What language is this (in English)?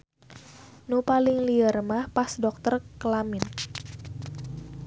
Sundanese